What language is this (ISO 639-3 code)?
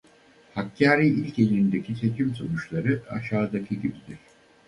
tur